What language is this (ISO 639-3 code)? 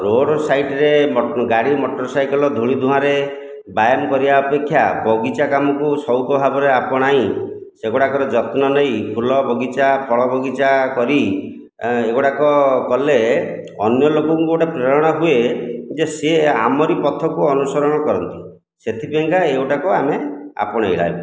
ori